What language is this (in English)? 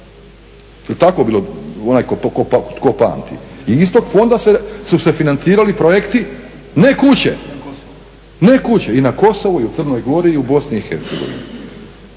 Croatian